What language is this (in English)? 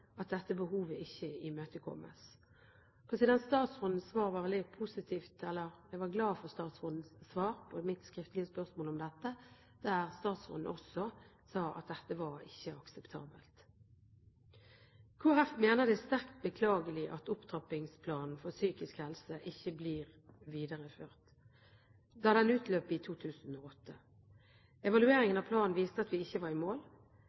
Norwegian Bokmål